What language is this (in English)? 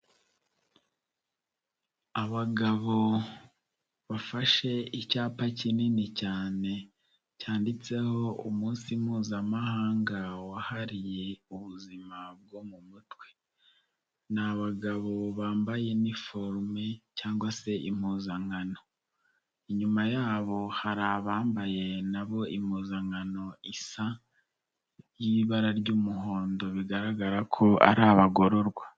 Kinyarwanda